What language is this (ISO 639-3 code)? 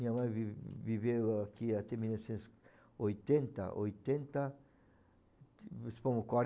por